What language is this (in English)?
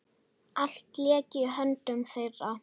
Icelandic